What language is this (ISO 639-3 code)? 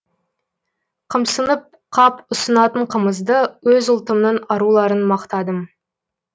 kaz